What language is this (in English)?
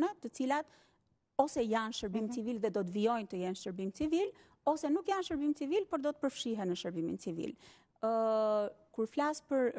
Romanian